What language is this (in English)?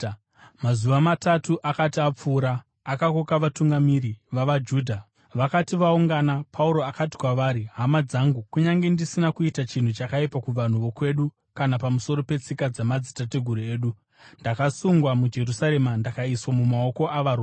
Shona